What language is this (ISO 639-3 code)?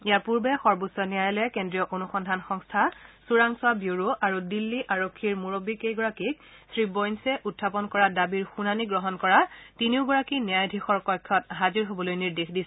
asm